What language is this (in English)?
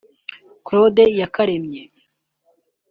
Kinyarwanda